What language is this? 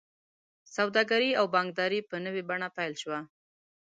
Pashto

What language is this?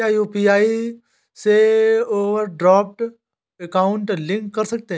Hindi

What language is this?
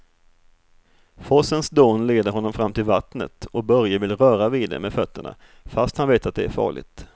Swedish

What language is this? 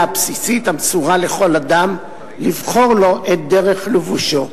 Hebrew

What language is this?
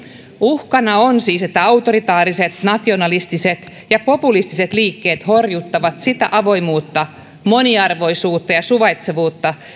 Finnish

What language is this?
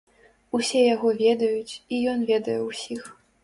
Belarusian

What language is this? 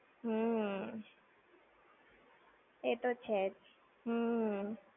Gujarati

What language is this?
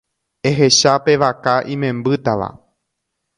Guarani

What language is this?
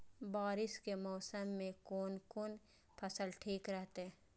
Maithili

